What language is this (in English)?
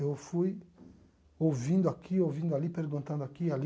Portuguese